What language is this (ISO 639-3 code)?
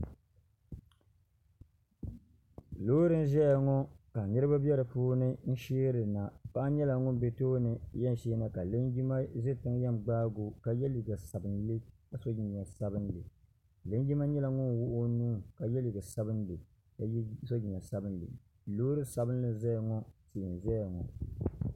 dag